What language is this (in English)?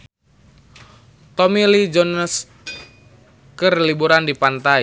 Sundanese